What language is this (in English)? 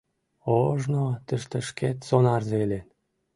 Mari